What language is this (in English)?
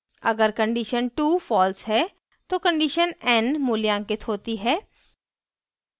Hindi